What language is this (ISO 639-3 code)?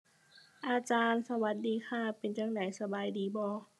tha